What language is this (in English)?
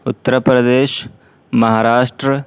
Urdu